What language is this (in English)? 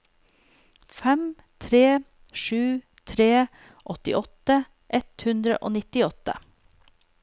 Norwegian